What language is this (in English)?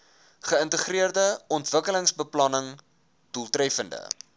Afrikaans